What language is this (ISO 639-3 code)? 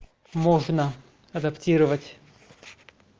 rus